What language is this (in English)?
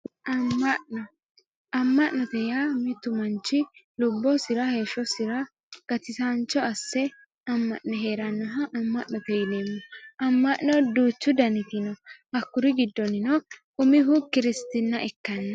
Sidamo